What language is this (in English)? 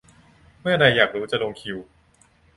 Thai